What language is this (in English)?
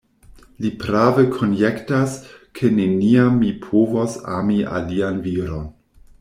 Esperanto